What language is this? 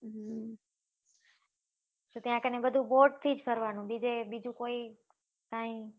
Gujarati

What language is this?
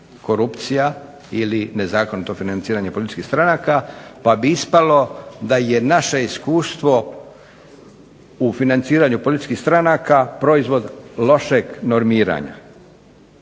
Croatian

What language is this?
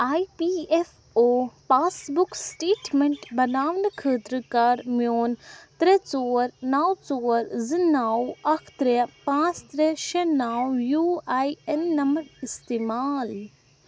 Kashmiri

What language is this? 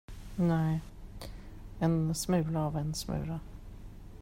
Swedish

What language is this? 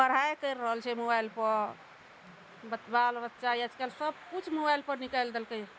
Maithili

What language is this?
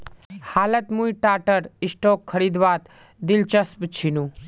Magahi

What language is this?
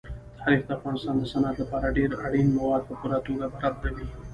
Pashto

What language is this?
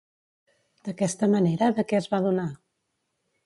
Catalan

